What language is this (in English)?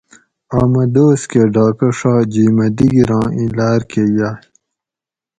Gawri